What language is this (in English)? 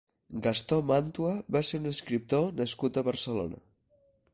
Catalan